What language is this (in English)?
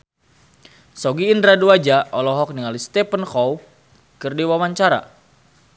Sundanese